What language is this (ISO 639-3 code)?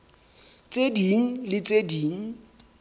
sot